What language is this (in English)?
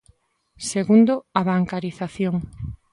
Galician